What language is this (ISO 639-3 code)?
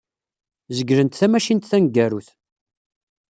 kab